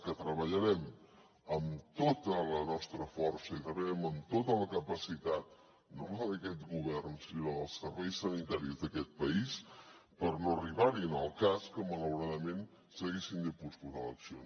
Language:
Catalan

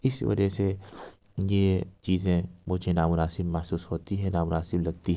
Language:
Urdu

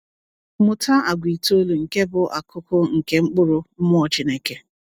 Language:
Igbo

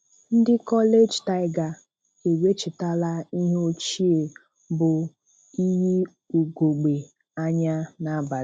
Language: Igbo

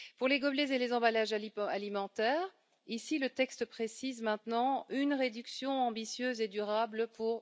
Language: French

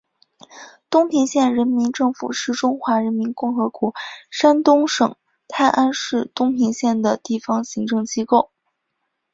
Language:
Chinese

